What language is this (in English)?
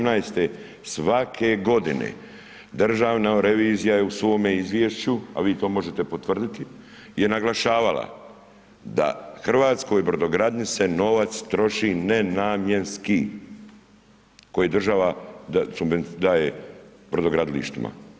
Croatian